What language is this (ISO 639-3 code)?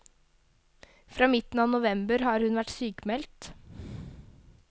nor